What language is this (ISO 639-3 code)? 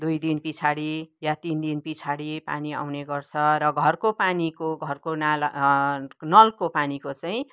nep